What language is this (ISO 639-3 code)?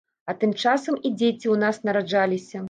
bel